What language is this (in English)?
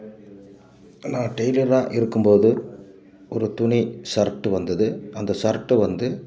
Tamil